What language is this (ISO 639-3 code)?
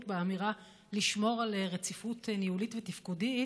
heb